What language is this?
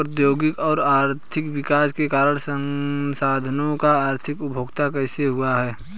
Hindi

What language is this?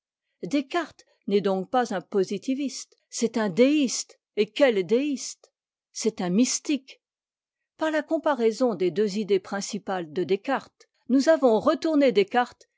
French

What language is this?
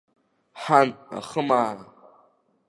Abkhazian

